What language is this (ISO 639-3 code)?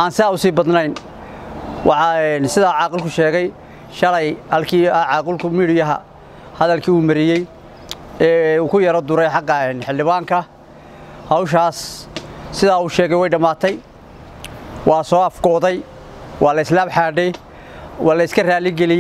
ara